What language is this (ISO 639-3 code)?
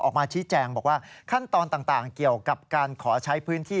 tha